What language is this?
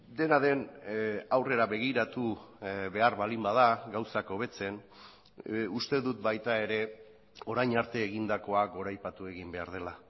Basque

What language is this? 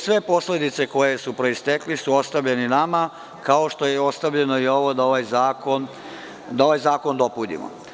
Serbian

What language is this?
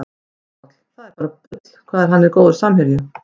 Icelandic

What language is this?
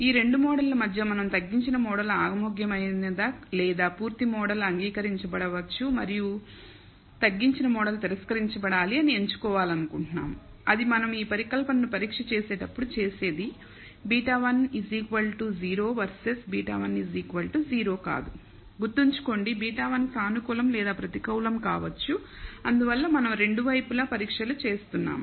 Telugu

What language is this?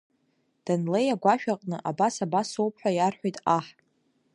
Abkhazian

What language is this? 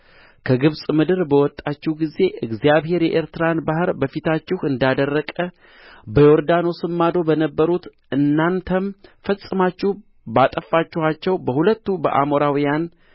Amharic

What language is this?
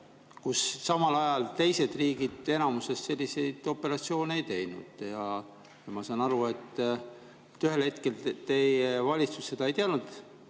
Estonian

